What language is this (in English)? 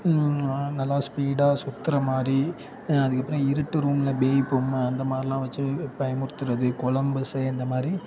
Tamil